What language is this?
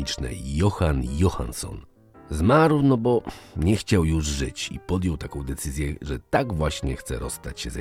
Polish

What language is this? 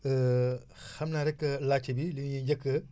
Wolof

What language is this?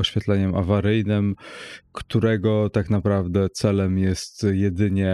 Polish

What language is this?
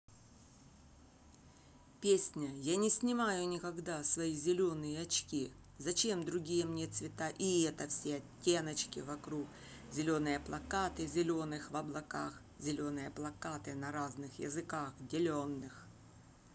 Russian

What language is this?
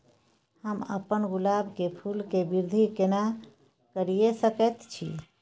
Maithili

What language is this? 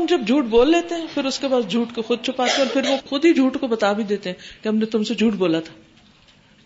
Urdu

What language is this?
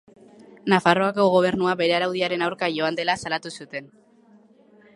Basque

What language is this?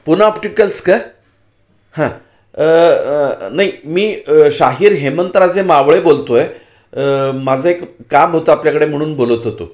Marathi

